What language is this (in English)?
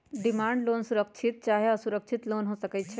Magahi